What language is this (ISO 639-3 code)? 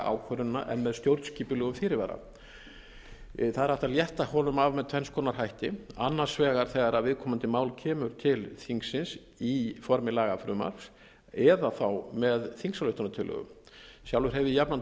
isl